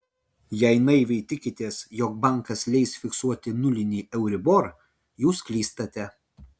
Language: Lithuanian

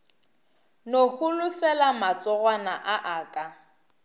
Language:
Northern Sotho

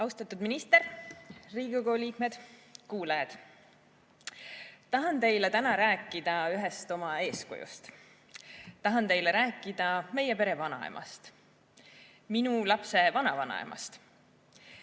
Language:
Estonian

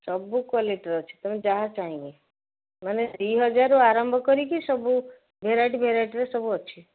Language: Odia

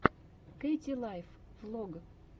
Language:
Russian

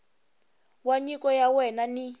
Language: Tsonga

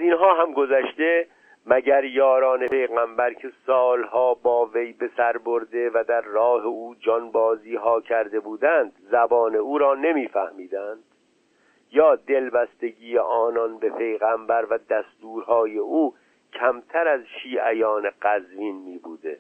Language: Persian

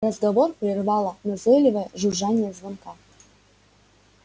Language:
Russian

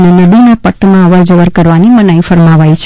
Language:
Gujarati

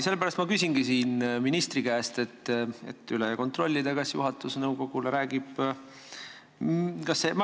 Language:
Estonian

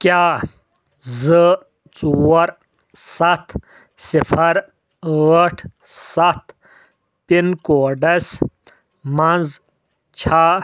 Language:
Kashmiri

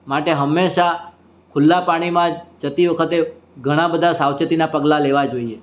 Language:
Gujarati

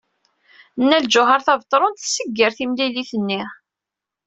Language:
Kabyle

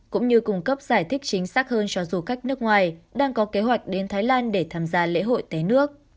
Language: Vietnamese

